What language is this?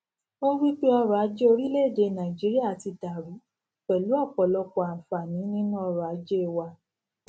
Yoruba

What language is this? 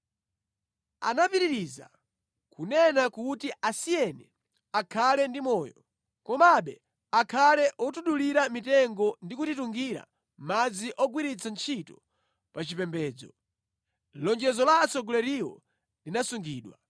Nyanja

